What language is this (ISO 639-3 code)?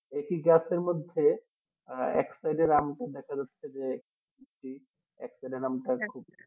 ben